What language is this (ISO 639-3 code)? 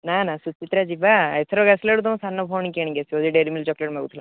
ori